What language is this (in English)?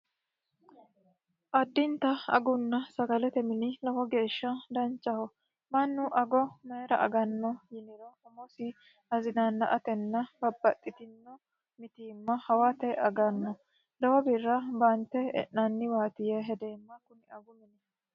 Sidamo